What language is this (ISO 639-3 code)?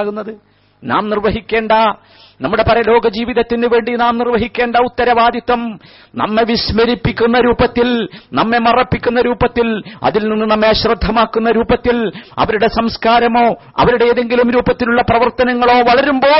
mal